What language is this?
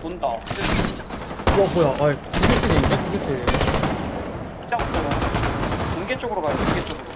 Korean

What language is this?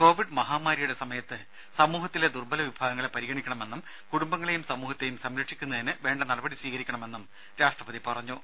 Malayalam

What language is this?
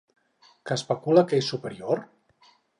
Catalan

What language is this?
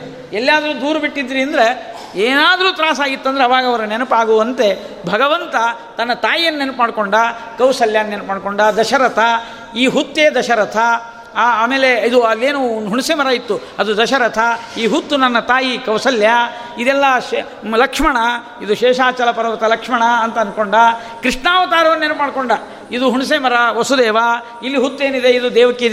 Kannada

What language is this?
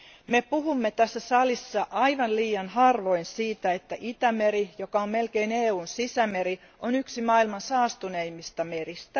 Finnish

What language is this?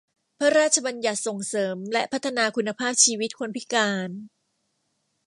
Thai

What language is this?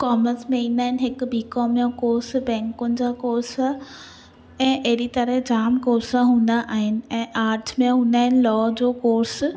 Sindhi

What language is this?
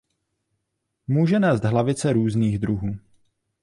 Czech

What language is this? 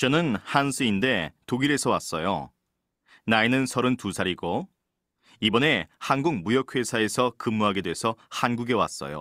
Korean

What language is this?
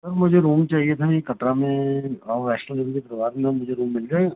Dogri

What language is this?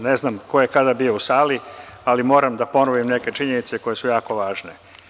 Serbian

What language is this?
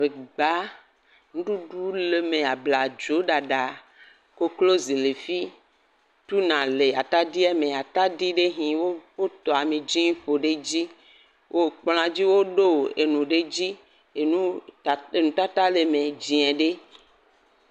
Ewe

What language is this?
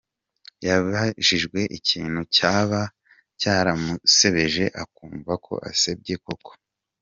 Kinyarwanda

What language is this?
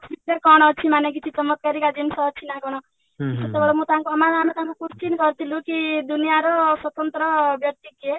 Odia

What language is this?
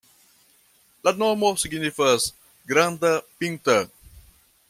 Esperanto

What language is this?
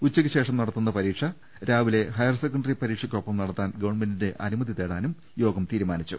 Malayalam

